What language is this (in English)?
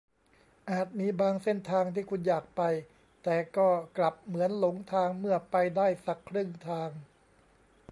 Thai